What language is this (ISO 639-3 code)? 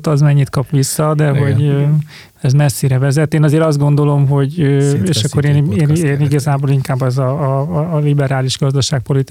hun